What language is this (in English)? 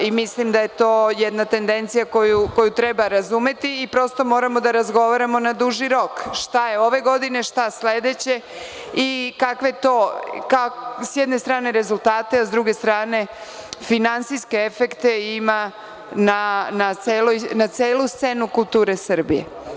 Serbian